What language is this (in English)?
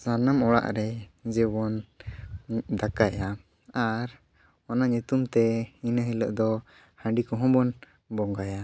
Santali